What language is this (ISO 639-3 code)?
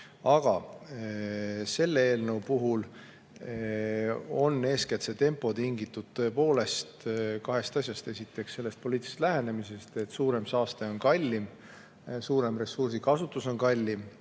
est